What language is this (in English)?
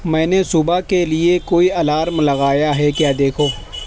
Urdu